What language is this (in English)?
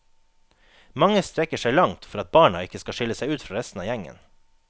Norwegian